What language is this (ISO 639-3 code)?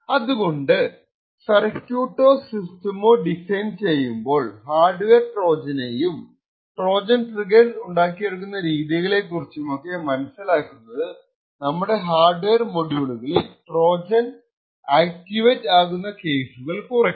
mal